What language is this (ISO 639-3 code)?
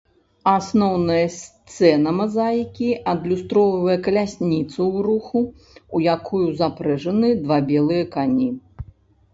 bel